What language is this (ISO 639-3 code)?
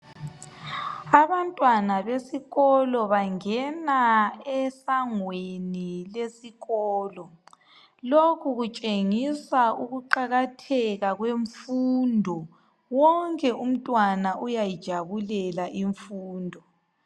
nde